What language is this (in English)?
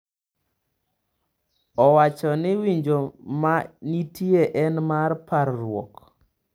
Luo (Kenya and Tanzania)